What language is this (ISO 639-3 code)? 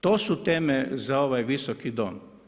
hrv